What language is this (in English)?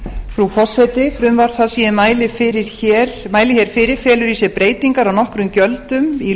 Icelandic